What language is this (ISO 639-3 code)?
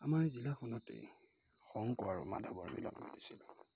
asm